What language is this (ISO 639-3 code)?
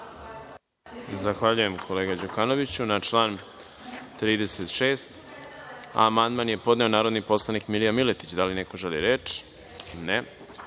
srp